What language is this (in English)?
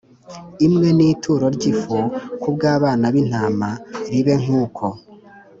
Kinyarwanda